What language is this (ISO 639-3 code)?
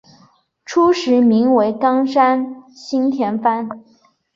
zho